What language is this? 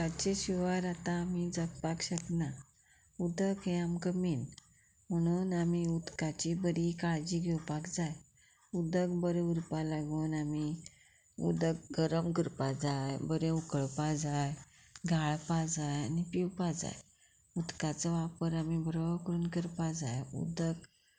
Konkani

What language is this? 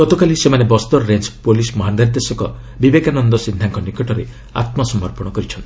Odia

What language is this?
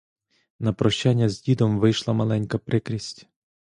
Ukrainian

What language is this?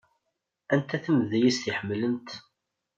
Kabyle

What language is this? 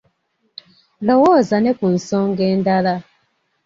Ganda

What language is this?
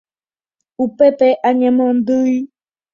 Guarani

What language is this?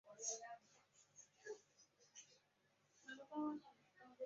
Chinese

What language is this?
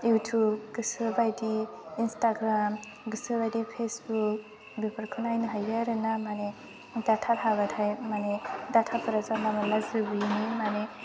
Bodo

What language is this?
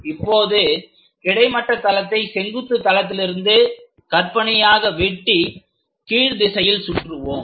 Tamil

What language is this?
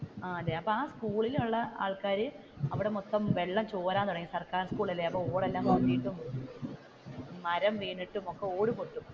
Malayalam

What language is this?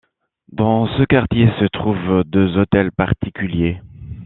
French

